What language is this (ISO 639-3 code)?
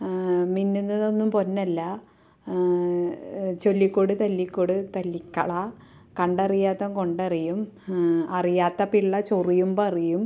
mal